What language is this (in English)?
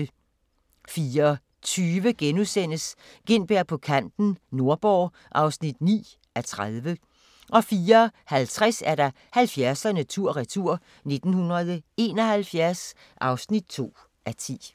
Danish